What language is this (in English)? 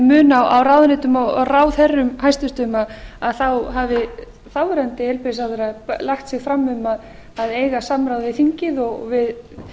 Icelandic